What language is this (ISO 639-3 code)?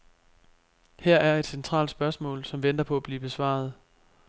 dan